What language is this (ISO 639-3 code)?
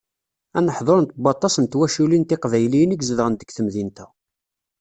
kab